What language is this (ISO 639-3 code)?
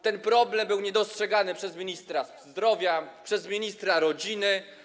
pol